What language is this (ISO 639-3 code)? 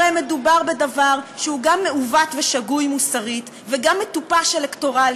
heb